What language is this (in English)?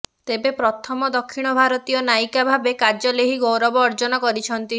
Odia